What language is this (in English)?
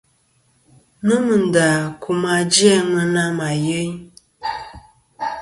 Kom